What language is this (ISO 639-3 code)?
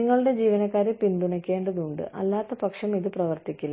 mal